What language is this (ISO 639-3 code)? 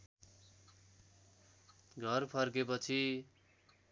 nep